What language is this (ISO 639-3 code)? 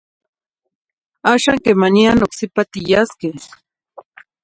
nhi